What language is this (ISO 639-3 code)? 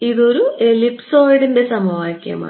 mal